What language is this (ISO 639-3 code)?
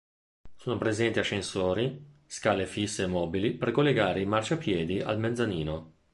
ita